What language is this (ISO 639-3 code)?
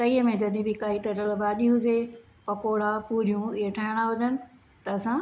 snd